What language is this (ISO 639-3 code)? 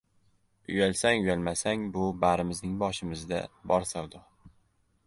uzb